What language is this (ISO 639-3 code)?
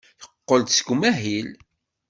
kab